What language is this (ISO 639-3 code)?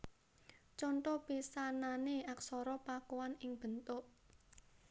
jav